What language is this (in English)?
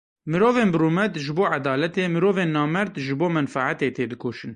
Kurdish